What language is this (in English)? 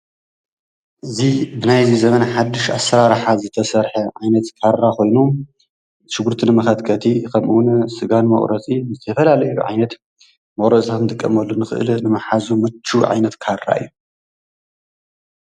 Tigrinya